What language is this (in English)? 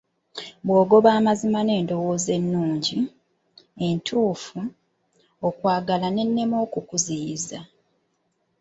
Ganda